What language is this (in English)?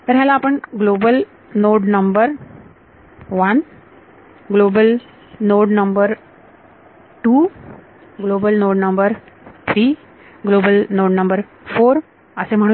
Marathi